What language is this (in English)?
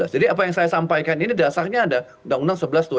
Indonesian